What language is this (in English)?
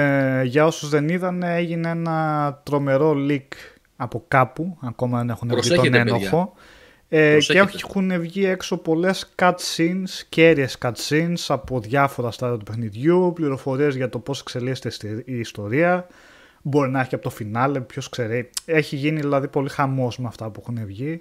Greek